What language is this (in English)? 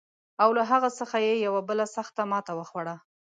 Pashto